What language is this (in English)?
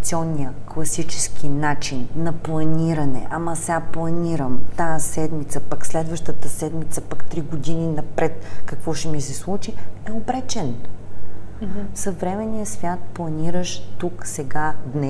Bulgarian